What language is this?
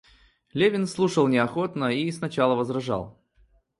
Russian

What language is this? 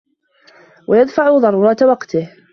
Arabic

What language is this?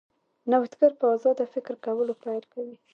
Pashto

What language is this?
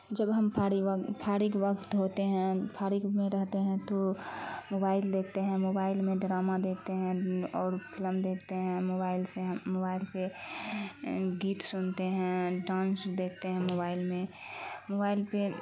Urdu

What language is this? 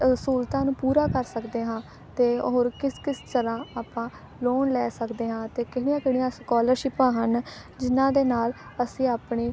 Punjabi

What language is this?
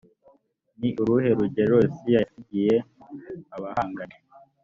Kinyarwanda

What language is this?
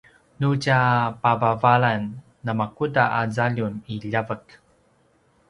Paiwan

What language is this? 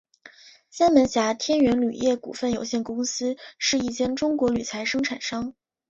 Chinese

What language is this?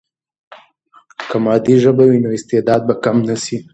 Pashto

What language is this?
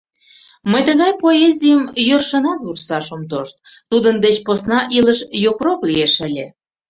Mari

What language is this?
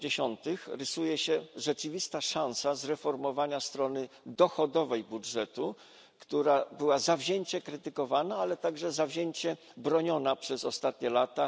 Polish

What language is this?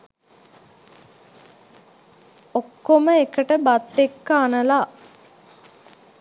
Sinhala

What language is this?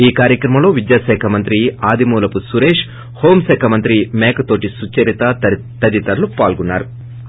Telugu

